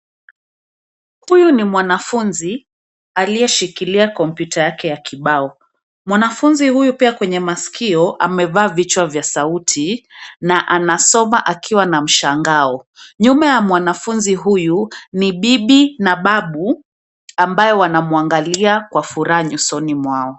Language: Swahili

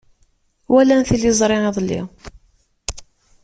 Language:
Kabyle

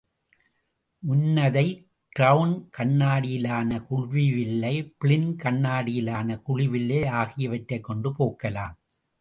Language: Tamil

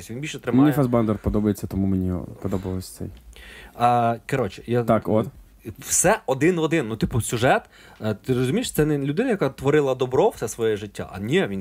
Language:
Ukrainian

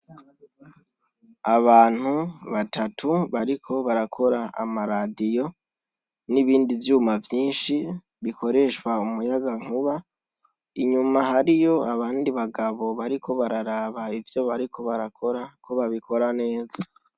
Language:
Rundi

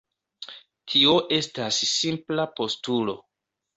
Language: Esperanto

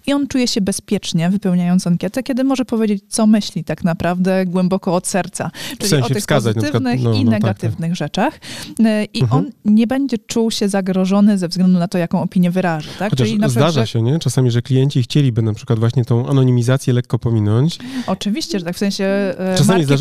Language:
Polish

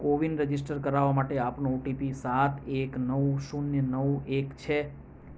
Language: Gujarati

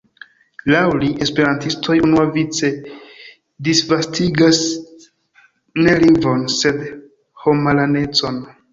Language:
Esperanto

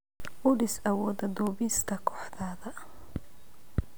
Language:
Somali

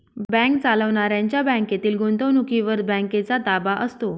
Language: Marathi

